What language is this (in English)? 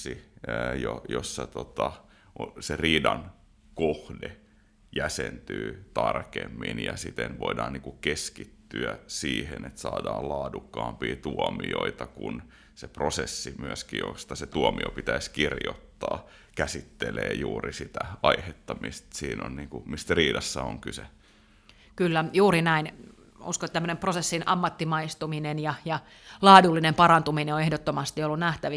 Finnish